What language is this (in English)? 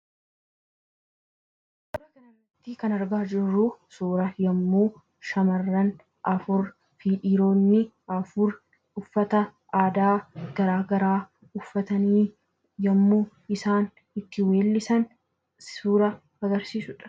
Oromo